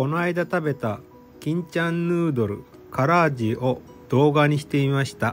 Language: Japanese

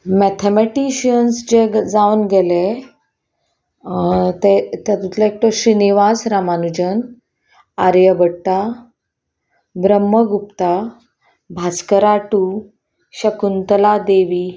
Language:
Konkani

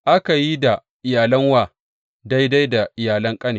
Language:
Hausa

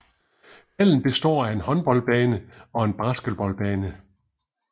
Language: Danish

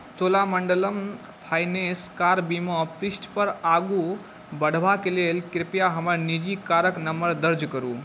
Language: Maithili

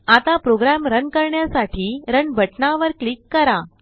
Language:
Marathi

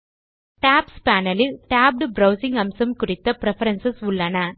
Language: Tamil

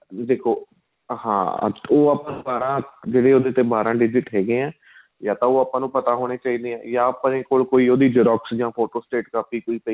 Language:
Punjabi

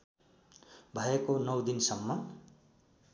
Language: Nepali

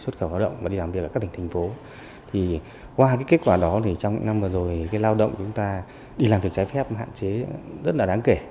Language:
Vietnamese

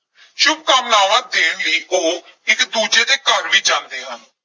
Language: Punjabi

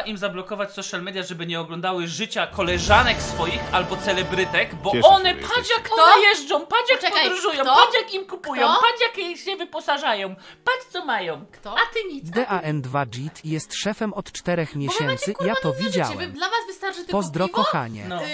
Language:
Polish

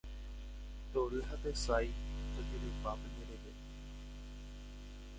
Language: Guarani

